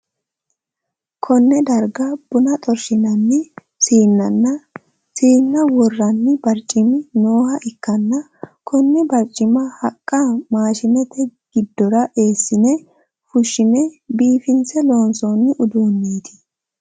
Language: Sidamo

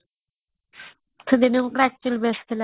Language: Odia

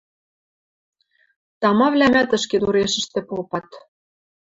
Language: Western Mari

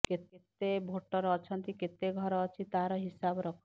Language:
Odia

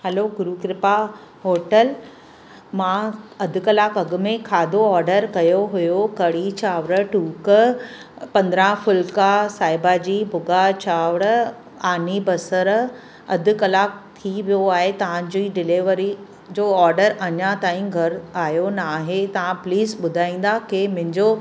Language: Sindhi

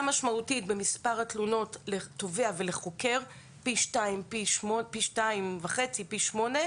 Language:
Hebrew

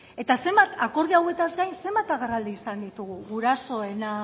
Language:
Basque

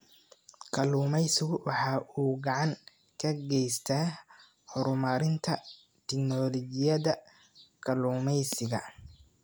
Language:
Somali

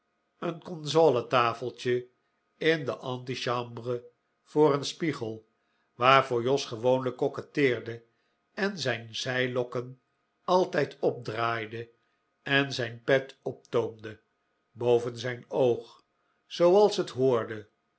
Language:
Dutch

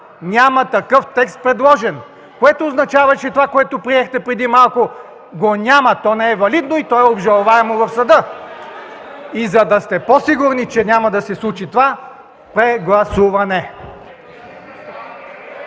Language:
Bulgarian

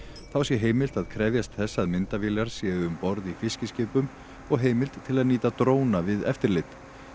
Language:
Icelandic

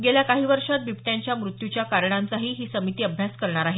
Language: Marathi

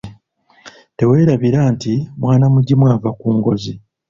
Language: Ganda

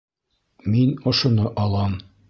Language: Bashkir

